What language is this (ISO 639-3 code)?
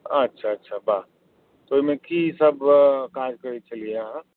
mai